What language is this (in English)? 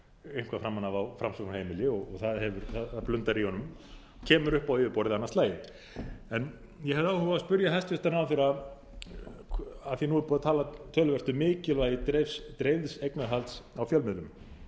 Icelandic